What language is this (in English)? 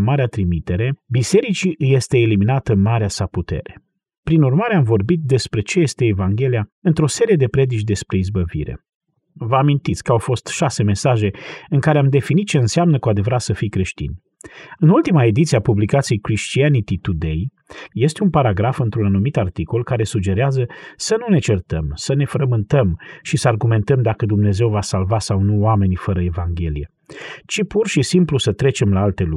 Romanian